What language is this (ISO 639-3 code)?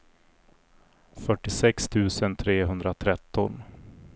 swe